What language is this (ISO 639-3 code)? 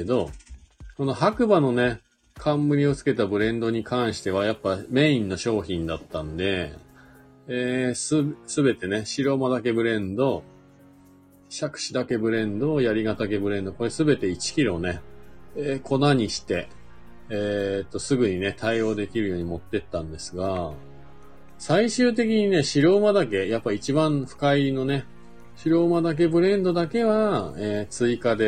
jpn